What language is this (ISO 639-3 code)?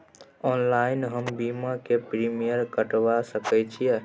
mai